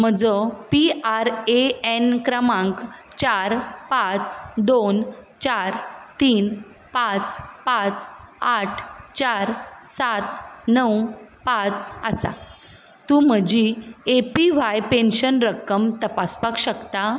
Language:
Konkani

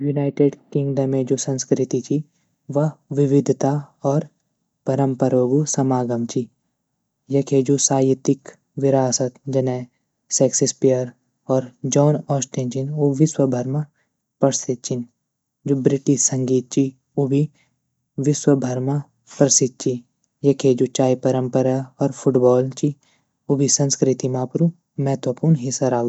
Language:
Garhwali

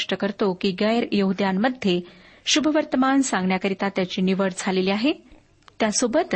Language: Marathi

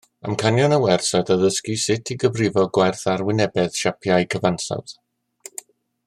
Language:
Welsh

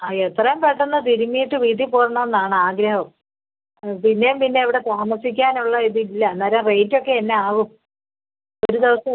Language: Malayalam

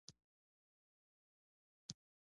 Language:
Pashto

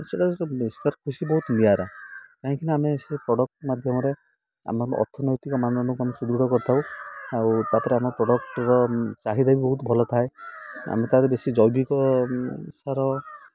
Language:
Odia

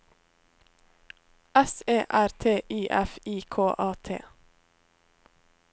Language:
Norwegian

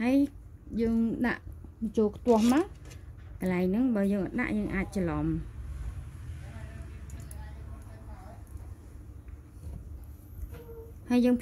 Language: Vietnamese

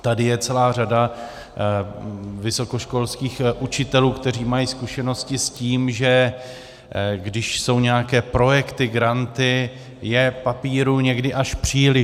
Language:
Czech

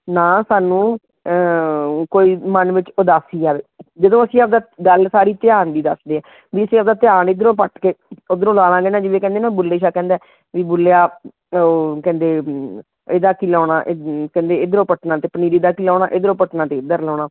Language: Punjabi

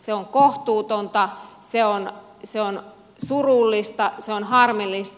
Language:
Finnish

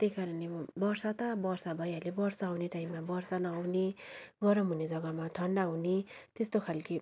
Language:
Nepali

